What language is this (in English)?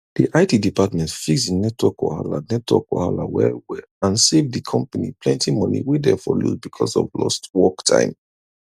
Nigerian Pidgin